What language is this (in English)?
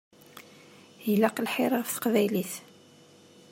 Kabyle